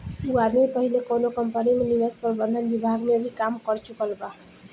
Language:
Bhojpuri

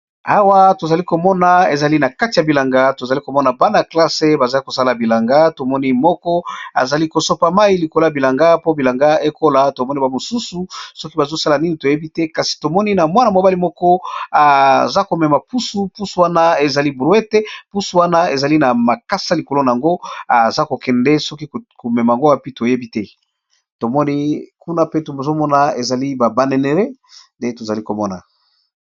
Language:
Lingala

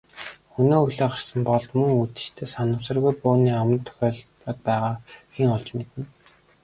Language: Mongolian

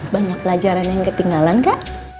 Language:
Indonesian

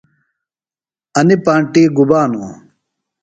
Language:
Phalura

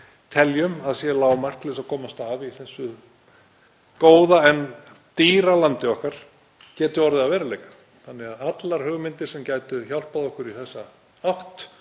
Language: Icelandic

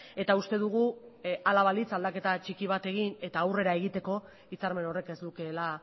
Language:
Basque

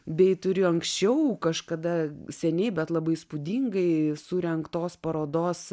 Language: Lithuanian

